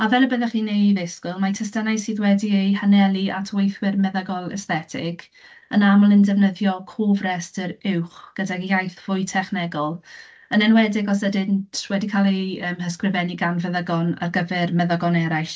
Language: Welsh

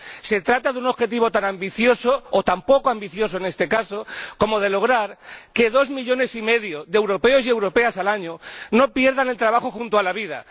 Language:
Spanish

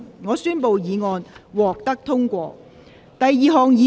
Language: Cantonese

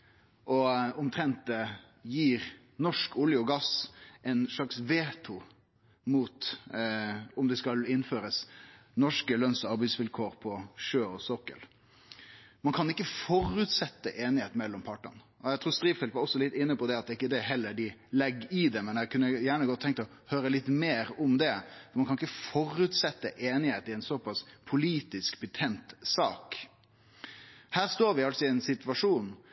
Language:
Norwegian Nynorsk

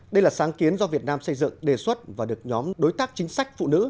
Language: Vietnamese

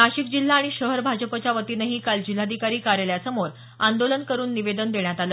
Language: Marathi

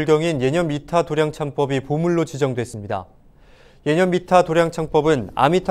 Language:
Korean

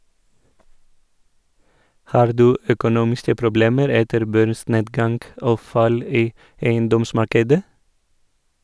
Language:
Norwegian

